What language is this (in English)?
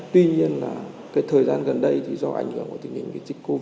Vietnamese